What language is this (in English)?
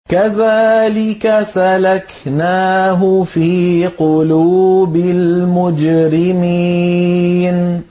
Arabic